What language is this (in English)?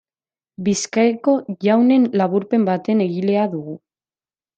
Basque